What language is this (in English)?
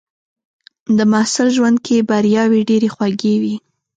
Pashto